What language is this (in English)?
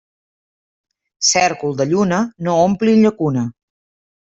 Catalan